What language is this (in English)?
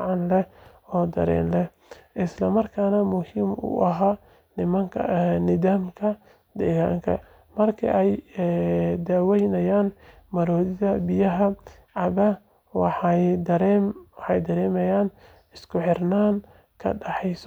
Somali